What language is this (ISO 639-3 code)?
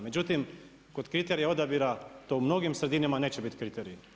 hrv